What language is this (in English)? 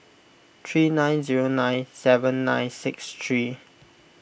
English